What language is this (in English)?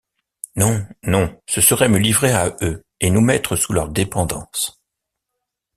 French